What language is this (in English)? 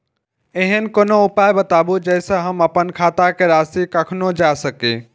Maithili